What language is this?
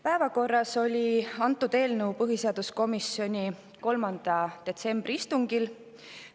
Estonian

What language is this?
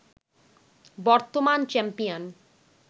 Bangla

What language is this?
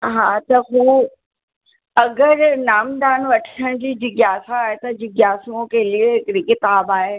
Sindhi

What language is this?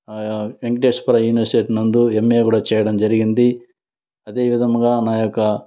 Telugu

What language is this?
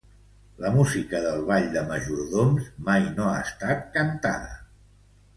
Catalan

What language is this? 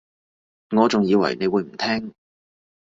Cantonese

